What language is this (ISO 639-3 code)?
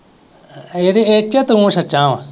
pan